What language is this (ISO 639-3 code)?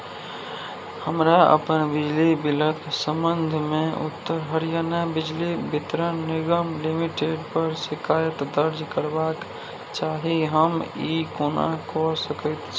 mai